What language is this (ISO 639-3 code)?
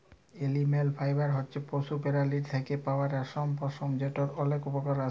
ben